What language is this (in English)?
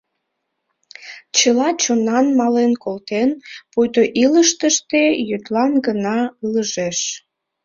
Mari